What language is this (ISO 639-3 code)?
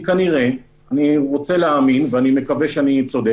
heb